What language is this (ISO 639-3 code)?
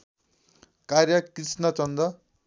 nep